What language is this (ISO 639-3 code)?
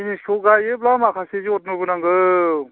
brx